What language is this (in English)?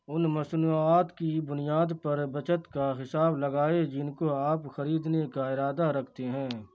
Urdu